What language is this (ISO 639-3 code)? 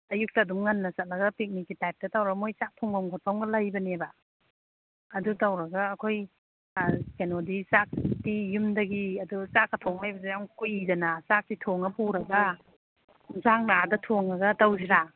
mni